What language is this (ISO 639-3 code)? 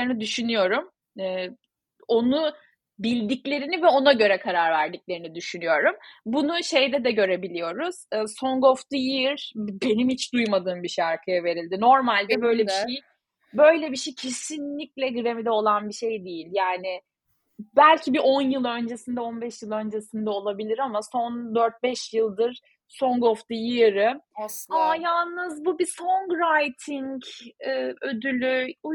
tur